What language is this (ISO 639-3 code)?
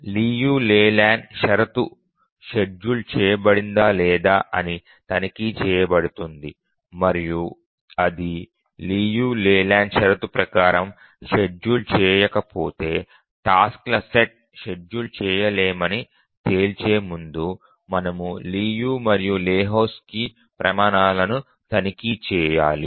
tel